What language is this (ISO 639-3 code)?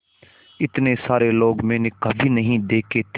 hin